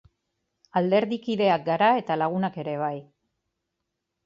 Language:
Basque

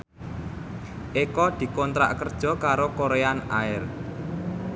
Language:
Javanese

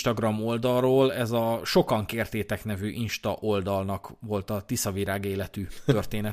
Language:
Hungarian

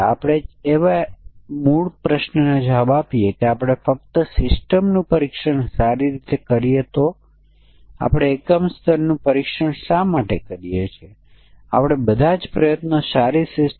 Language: Gujarati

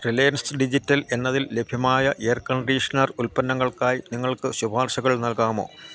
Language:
Malayalam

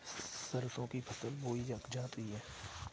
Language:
Hindi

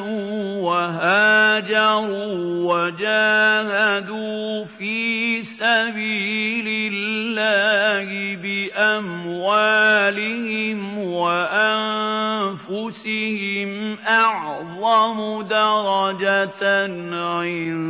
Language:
Arabic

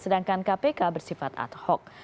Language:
Indonesian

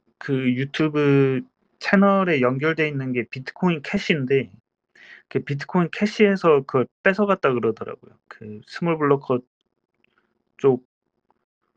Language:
Korean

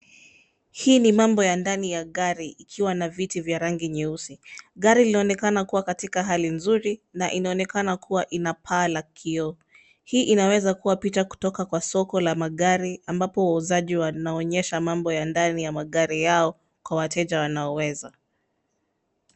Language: Swahili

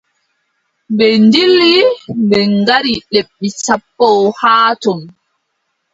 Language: Adamawa Fulfulde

